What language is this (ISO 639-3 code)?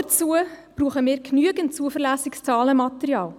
gsw